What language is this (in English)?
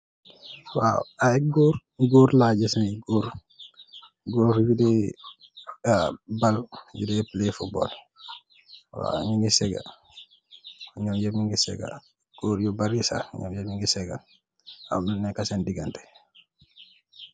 Wolof